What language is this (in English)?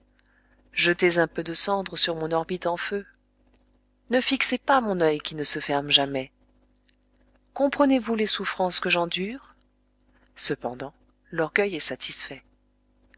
French